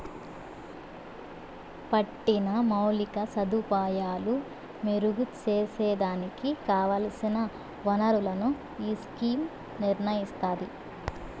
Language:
Telugu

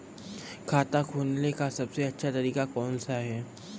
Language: Hindi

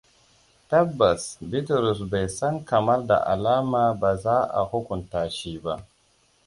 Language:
Hausa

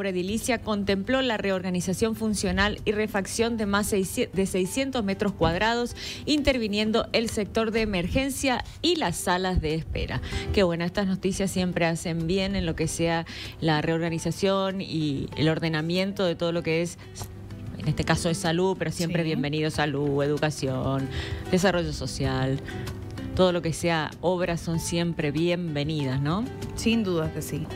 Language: Spanish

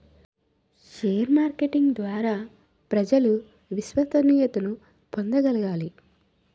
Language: Telugu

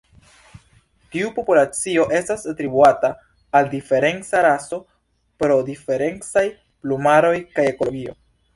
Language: Esperanto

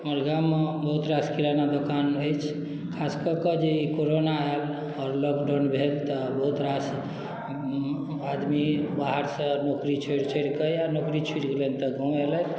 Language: Maithili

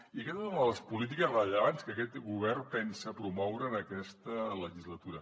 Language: Catalan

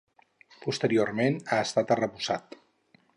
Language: Catalan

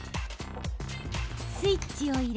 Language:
Japanese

